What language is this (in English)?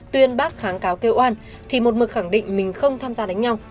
Vietnamese